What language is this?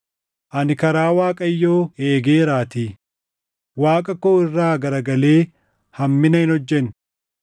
Oromo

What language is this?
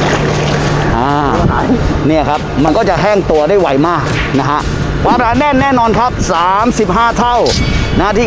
Thai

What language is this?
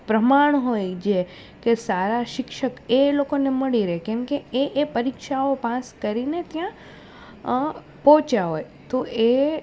Gujarati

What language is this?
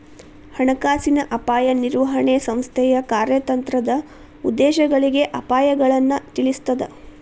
Kannada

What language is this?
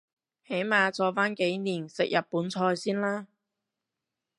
Cantonese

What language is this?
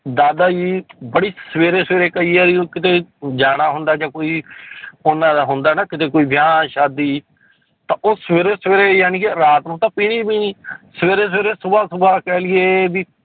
Punjabi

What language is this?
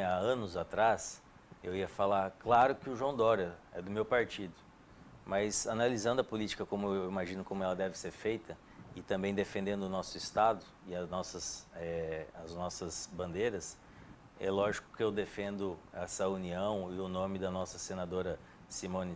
Portuguese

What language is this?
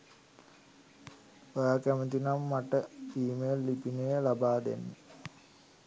Sinhala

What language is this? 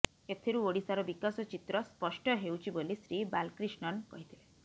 Odia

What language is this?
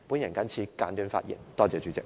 Cantonese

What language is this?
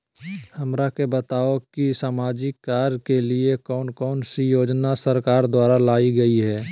Magahi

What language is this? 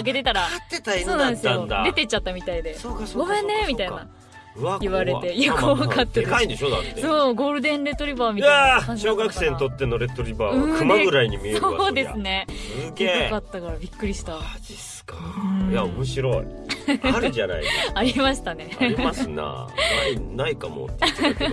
Japanese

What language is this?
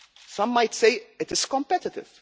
English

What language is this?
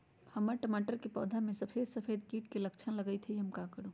Magahi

